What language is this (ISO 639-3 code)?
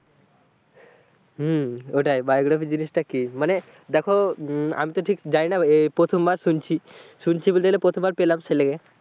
ben